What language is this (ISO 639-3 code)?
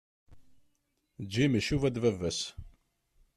kab